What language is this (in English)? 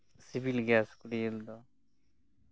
Santali